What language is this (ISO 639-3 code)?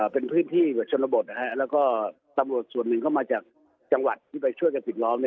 tha